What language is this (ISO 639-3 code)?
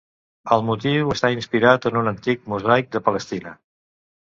cat